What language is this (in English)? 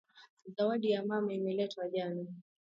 Swahili